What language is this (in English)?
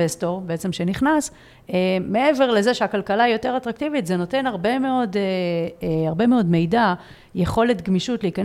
Hebrew